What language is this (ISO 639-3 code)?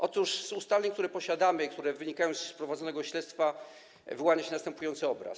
pol